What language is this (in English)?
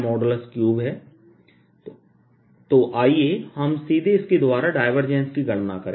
Hindi